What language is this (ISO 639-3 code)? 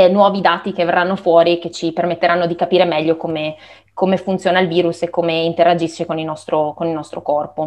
ita